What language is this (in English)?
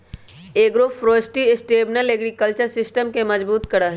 Magahi